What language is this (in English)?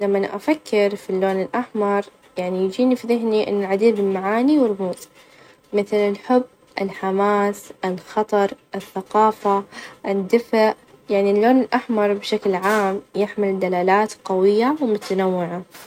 Najdi Arabic